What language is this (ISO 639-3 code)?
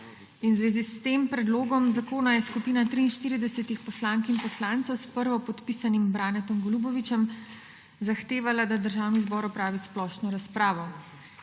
slv